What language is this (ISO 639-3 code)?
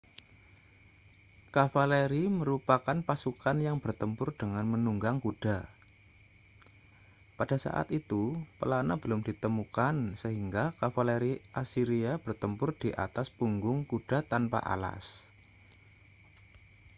ind